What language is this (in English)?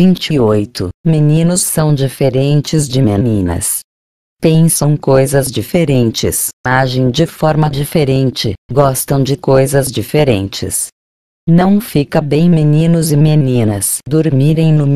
Portuguese